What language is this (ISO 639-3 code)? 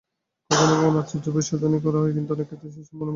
ben